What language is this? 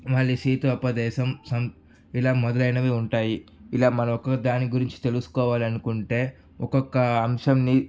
Telugu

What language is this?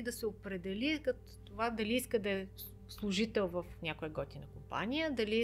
Bulgarian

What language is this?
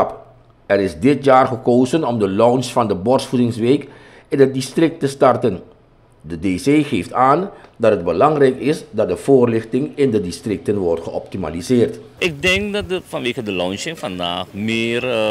Dutch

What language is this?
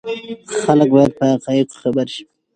Pashto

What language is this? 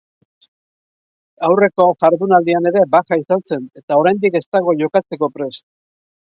Basque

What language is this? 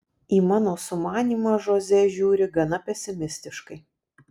Lithuanian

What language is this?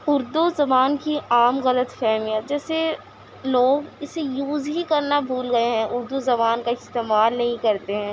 Urdu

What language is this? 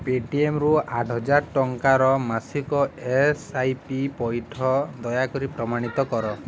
Odia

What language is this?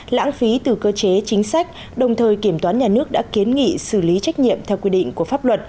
Vietnamese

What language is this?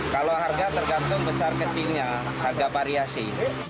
Indonesian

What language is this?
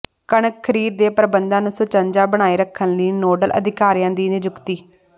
Punjabi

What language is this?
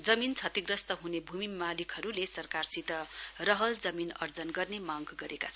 Nepali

